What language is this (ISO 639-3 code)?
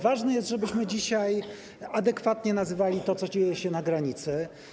pol